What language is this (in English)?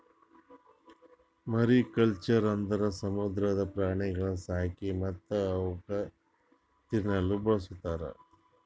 Kannada